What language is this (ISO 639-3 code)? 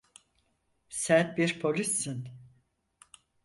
tur